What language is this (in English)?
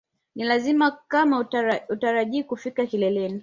Swahili